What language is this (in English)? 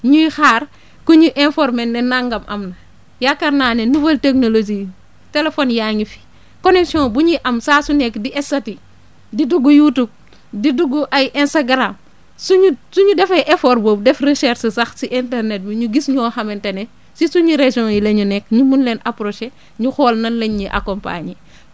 Wolof